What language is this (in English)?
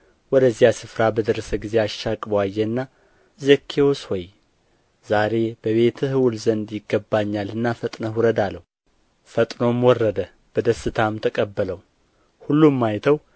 Amharic